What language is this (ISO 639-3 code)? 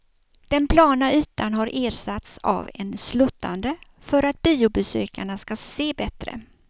swe